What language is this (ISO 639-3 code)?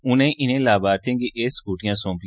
doi